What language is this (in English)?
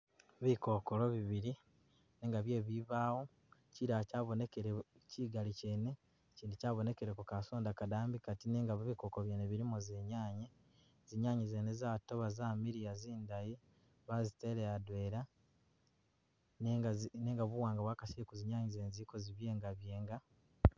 Masaaba